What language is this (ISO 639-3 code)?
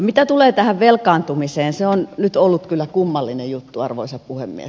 fin